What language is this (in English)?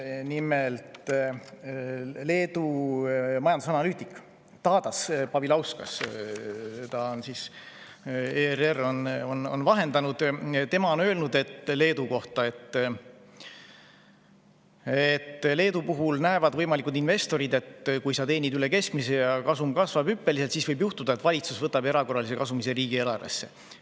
Estonian